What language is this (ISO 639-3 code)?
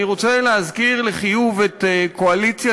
heb